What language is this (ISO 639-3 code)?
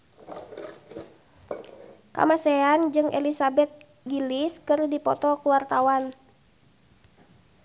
sun